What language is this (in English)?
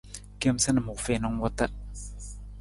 Nawdm